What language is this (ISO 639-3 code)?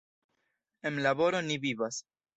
epo